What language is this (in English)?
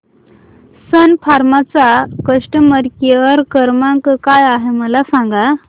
Marathi